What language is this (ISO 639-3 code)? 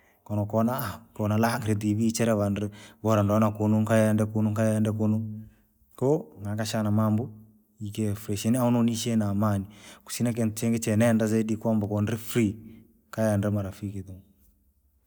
lag